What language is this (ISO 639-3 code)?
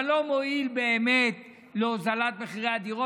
heb